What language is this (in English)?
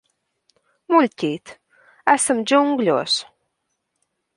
Latvian